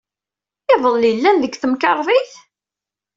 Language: Kabyle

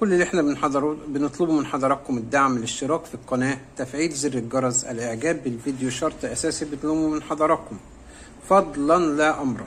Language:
Arabic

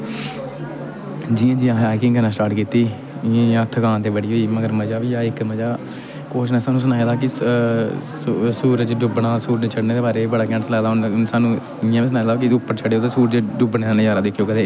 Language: Dogri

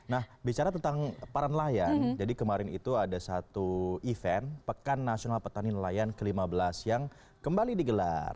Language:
Indonesian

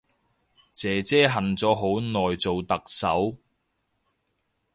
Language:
Cantonese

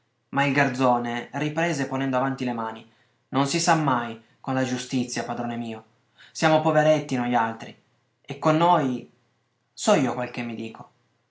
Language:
Italian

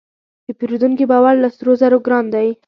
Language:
Pashto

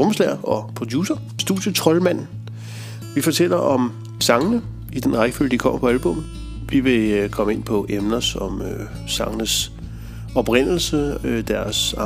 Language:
Danish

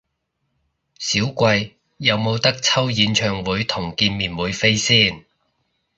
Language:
Cantonese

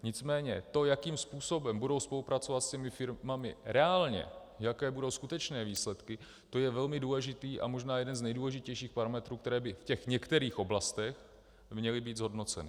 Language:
Czech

